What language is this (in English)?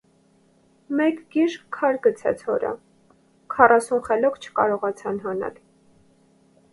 Armenian